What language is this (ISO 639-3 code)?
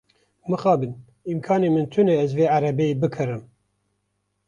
kur